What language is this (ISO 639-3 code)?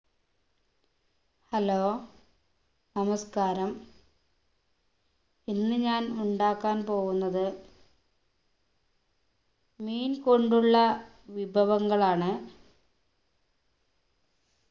mal